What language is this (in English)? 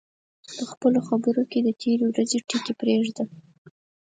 Pashto